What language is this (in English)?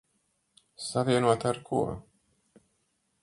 Latvian